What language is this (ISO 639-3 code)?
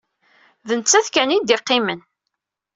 kab